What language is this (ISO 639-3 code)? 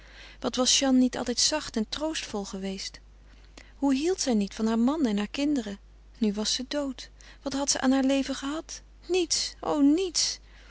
nld